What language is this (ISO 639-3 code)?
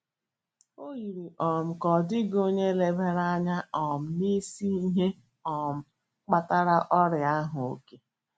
ibo